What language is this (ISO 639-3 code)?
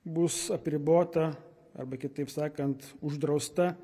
lit